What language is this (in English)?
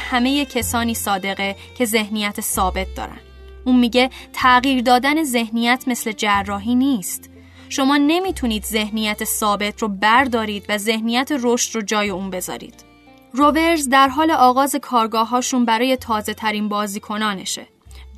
Persian